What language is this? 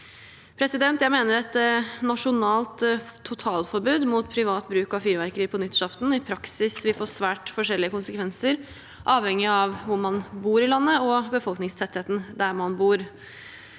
Norwegian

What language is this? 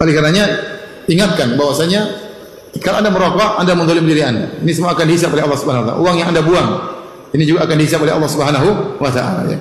Indonesian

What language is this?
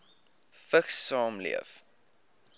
Afrikaans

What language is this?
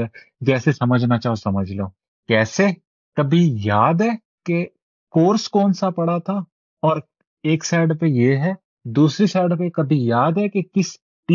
Urdu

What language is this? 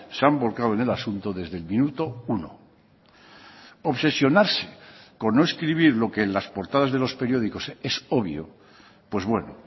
Spanish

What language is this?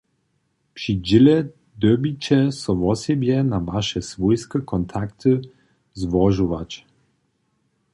Upper Sorbian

